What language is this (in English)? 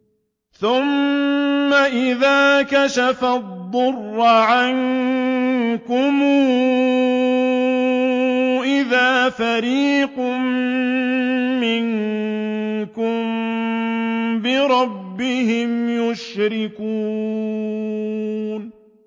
Arabic